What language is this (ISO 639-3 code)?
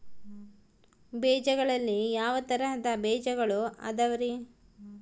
kan